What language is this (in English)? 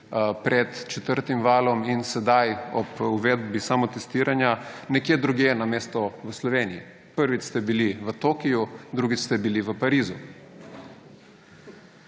Slovenian